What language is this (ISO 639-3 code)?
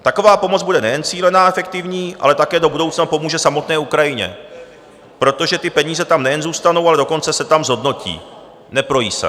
ces